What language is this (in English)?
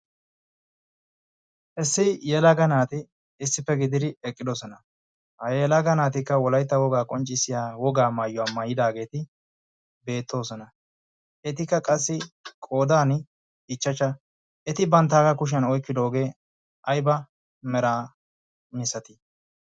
Wolaytta